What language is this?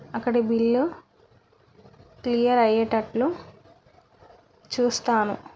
Telugu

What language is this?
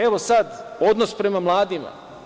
Serbian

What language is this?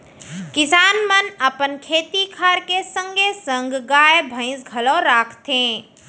Chhattisgarhi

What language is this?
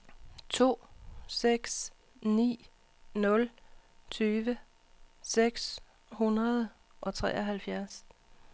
Danish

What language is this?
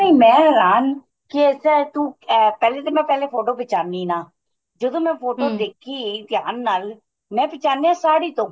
Punjabi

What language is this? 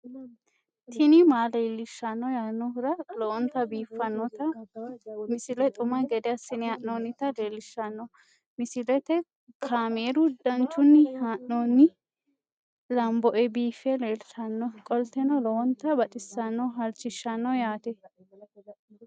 Sidamo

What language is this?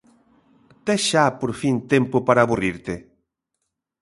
Galician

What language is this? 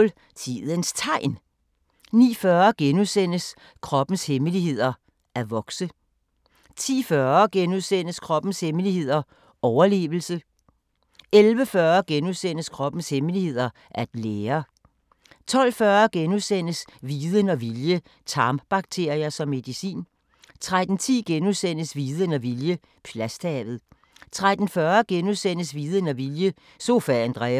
Danish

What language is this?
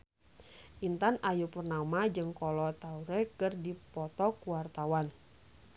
Sundanese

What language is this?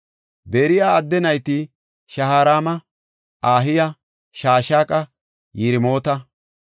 Gofa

